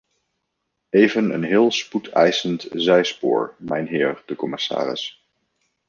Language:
Dutch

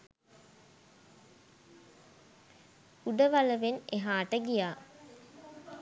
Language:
Sinhala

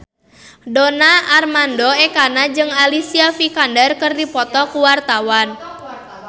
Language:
Sundanese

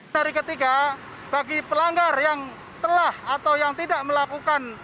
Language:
Indonesian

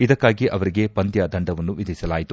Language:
Kannada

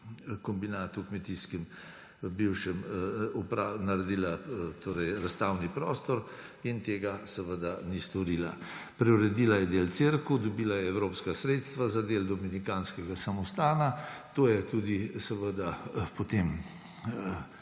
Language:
Slovenian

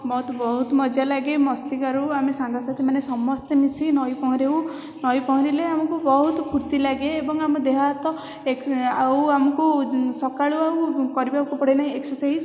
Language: Odia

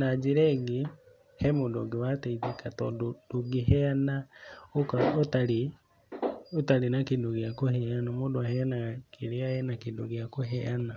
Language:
Kikuyu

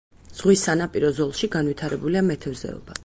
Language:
Georgian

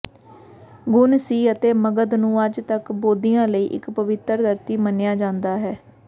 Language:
Punjabi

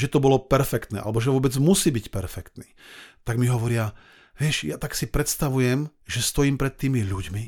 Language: Slovak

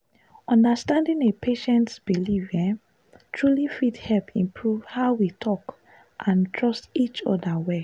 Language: Nigerian Pidgin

